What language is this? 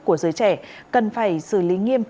Vietnamese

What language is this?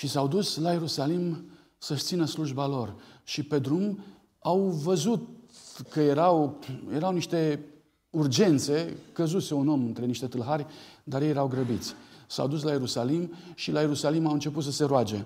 Romanian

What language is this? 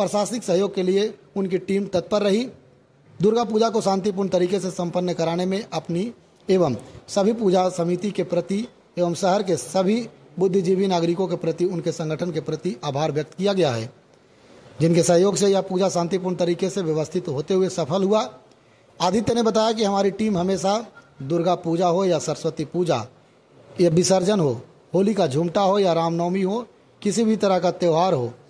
Hindi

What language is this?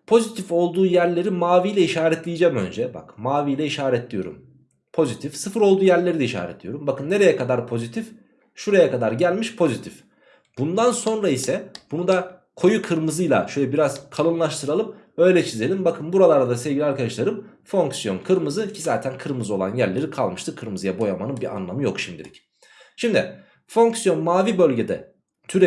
Turkish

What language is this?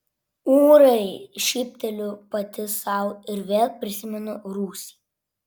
Lithuanian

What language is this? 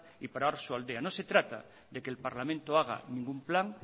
Spanish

